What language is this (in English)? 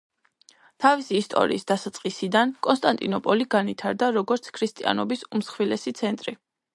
Georgian